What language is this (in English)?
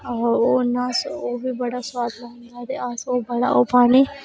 Dogri